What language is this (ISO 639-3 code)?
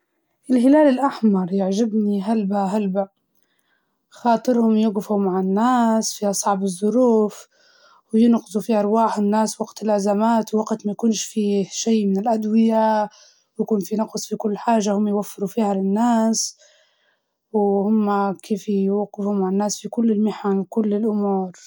ayl